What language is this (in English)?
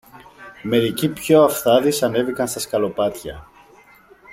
Greek